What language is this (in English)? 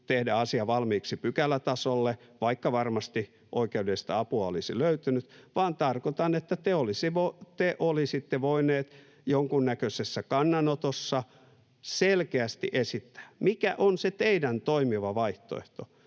Finnish